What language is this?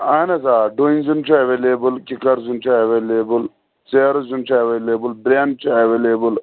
Kashmiri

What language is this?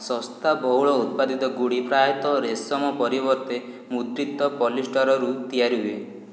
Odia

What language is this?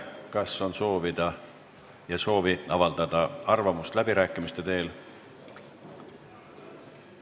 Estonian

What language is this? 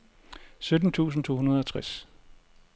Danish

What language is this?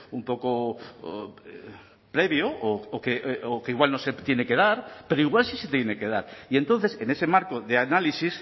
Spanish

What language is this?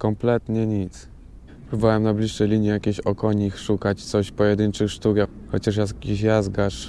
Polish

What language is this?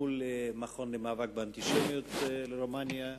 Hebrew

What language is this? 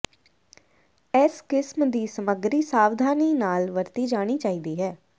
Punjabi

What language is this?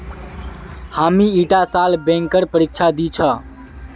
Magahi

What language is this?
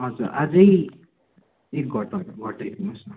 Nepali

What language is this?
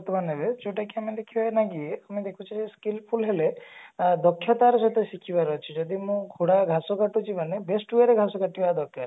Odia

